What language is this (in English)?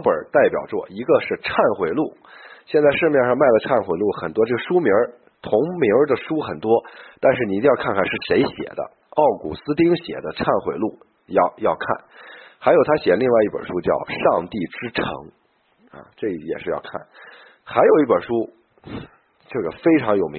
Chinese